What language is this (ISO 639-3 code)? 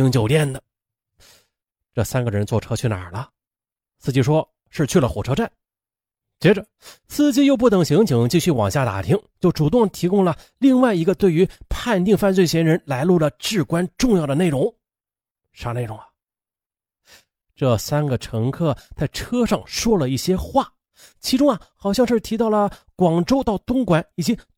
zho